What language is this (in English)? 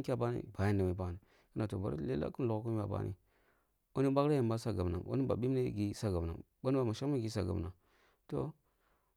Kulung (Nigeria)